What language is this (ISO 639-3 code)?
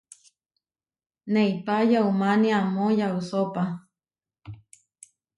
var